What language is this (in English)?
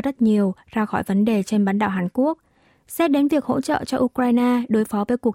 Vietnamese